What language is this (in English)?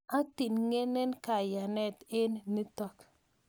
Kalenjin